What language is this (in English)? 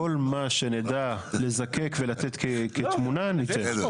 Hebrew